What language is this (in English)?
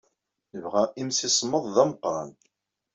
Kabyle